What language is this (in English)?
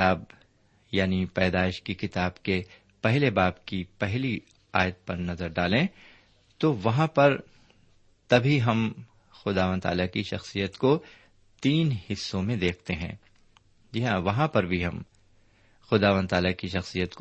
Urdu